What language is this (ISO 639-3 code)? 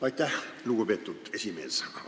est